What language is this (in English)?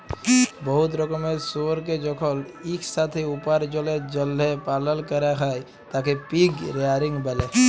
Bangla